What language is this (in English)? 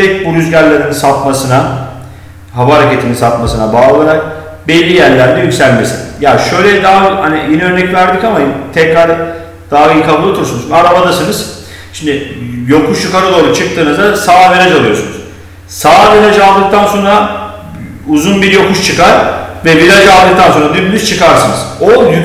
Turkish